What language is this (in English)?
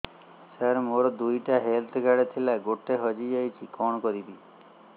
Odia